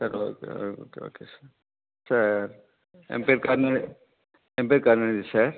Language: Tamil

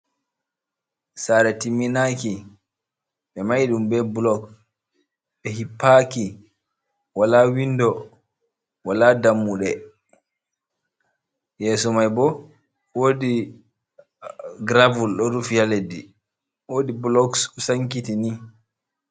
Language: Fula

